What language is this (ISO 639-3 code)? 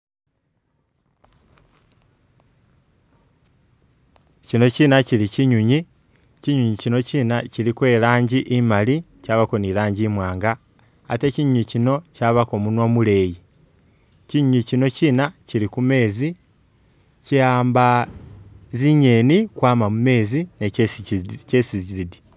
myx